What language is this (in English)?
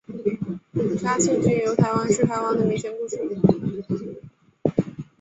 Chinese